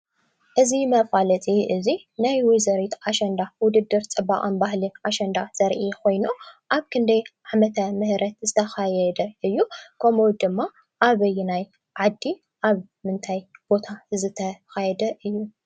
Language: Tigrinya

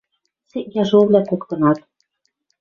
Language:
Western Mari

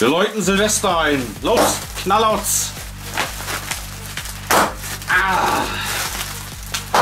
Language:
German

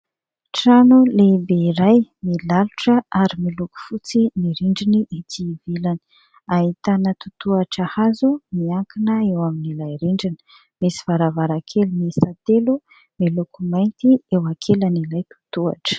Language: Malagasy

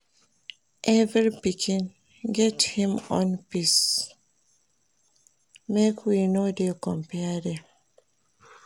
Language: Nigerian Pidgin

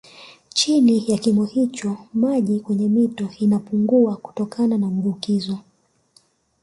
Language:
Swahili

